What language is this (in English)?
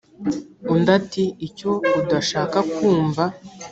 Kinyarwanda